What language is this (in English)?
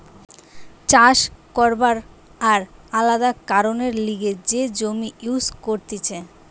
Bangla